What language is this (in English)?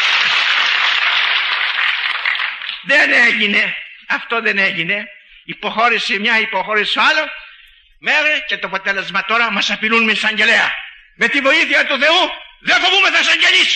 Greek